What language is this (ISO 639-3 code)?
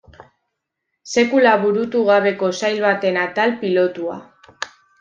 eus